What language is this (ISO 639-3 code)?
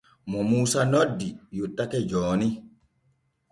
fue